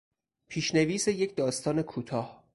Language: Persian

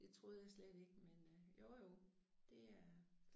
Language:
Danish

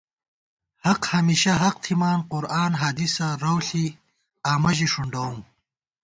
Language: Gawar-Bati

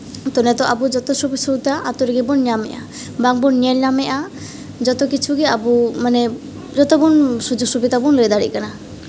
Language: Santali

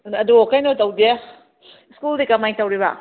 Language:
Manipuri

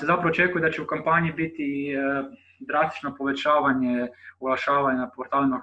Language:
Croatian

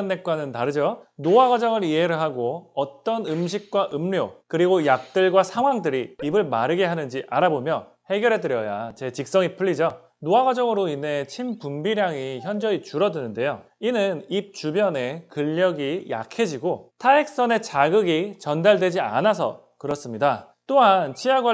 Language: Korean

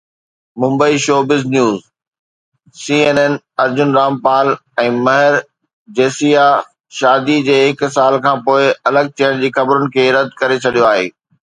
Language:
Sindhi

